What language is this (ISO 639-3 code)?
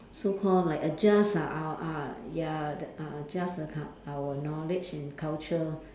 eng